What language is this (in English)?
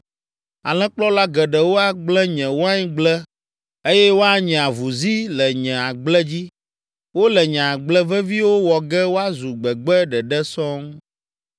Ewe